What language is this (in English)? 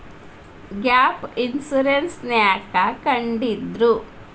Kannada